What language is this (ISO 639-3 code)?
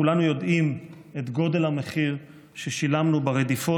heb